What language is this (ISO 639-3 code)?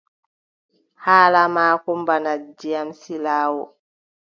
fub